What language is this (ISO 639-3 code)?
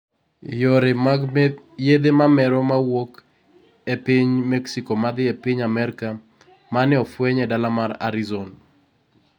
luo